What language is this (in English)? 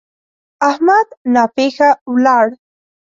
Pashto